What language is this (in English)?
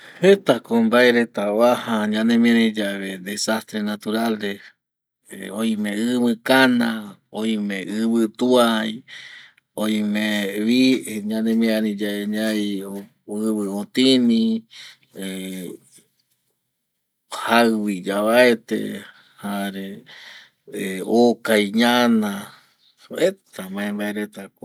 Eastern Bolivian Guaraní